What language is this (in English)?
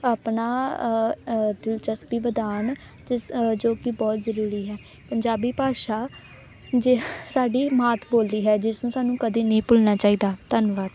Punjabi